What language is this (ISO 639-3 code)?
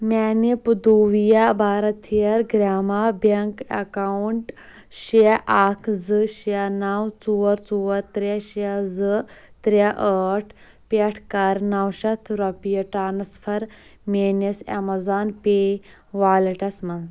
kas